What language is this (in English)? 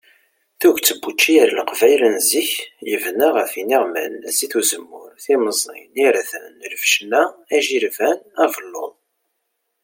Kabyle